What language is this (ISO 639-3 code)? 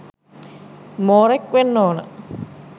sin